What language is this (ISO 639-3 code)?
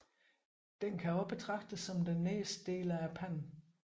dan